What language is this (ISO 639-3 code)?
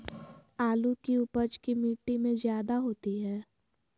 mag